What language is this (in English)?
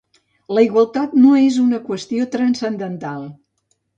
Catalan